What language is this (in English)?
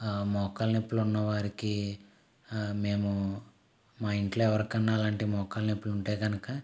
Telugu